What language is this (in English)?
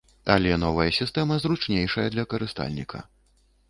Belarusian